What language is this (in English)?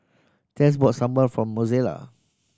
English